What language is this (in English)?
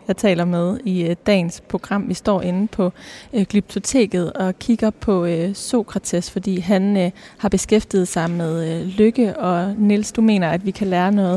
Danish